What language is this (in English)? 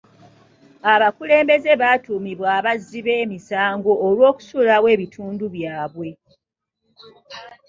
Ganda